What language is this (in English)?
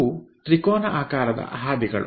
Kannada